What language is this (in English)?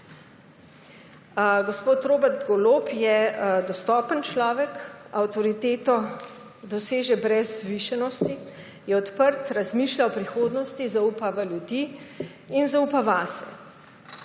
Slovenian